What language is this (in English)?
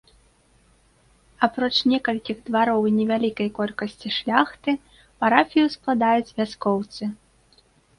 Belarusian